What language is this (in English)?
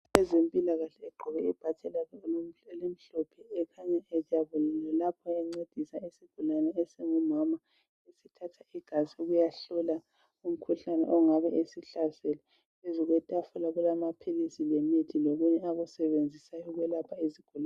North Ndebele